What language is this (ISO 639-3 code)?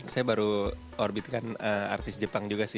ind